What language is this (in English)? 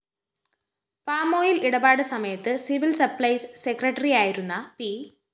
Malayalam